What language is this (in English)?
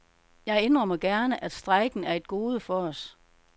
Danish